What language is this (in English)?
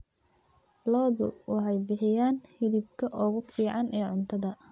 Somali